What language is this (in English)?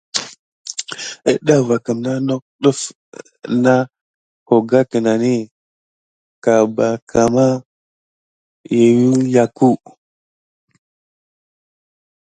Gidar